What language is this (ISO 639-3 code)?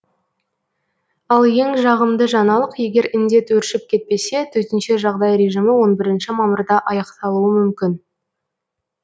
kaz